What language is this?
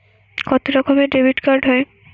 Bangla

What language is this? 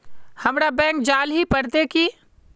Magahi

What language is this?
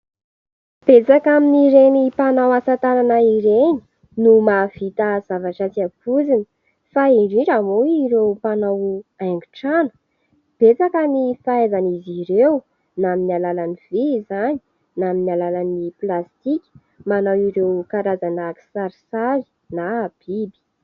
Malagasy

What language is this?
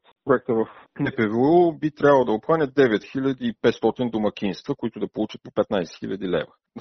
Bulgarian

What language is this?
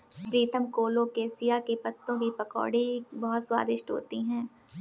Hindi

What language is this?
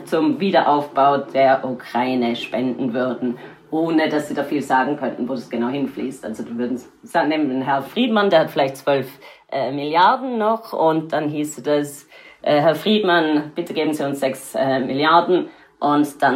German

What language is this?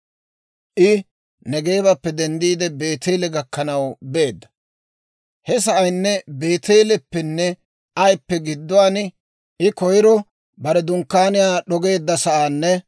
Dawro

